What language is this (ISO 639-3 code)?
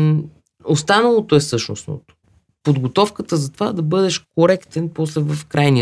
bul